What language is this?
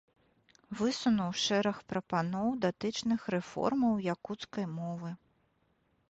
Belarusian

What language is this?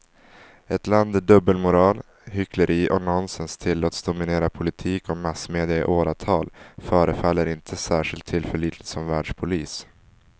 Swedish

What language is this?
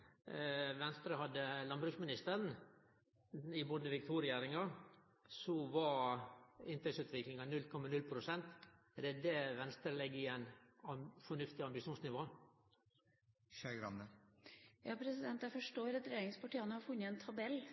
Norwegian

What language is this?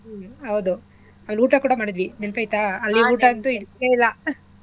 Kannada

